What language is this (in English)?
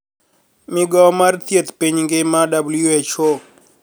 Luo (Kenya and Tanzania)